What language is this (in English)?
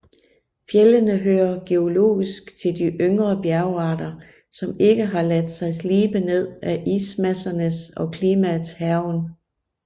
Danish